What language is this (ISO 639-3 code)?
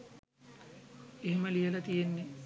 sin